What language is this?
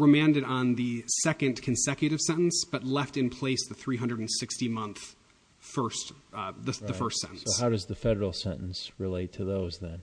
English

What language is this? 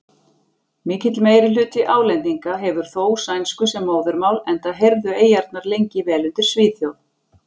Icelandic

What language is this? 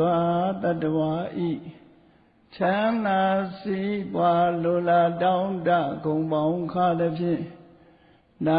Vietnamese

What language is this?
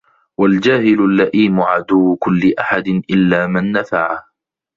Arabic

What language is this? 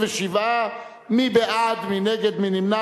Hebrew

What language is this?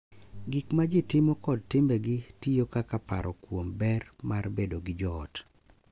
Luo (Kenya and Tanzania)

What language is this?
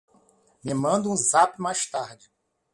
Portuguese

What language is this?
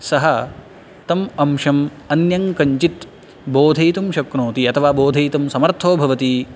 Sanskrit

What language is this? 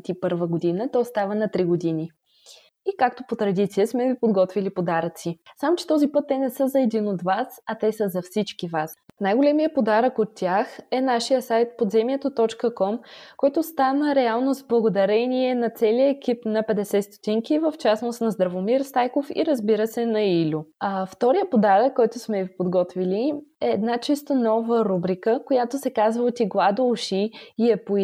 Bulgarian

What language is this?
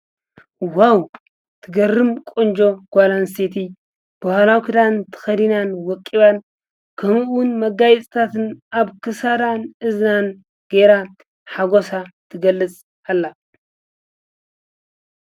Tigrinya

